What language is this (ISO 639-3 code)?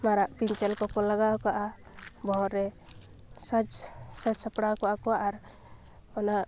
sat